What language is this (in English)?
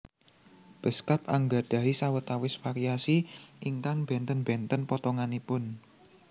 Javanese